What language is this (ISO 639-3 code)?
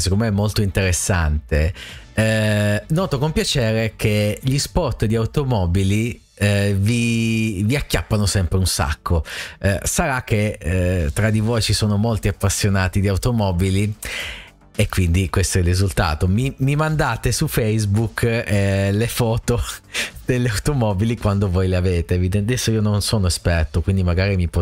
ita